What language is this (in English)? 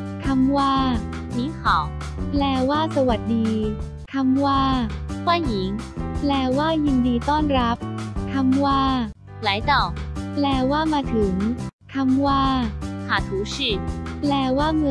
Thai